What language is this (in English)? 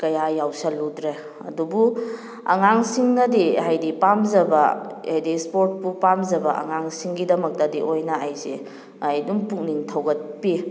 Manipuri